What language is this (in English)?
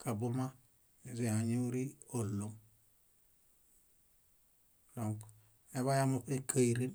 Bayot